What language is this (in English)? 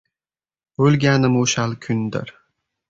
Uzbek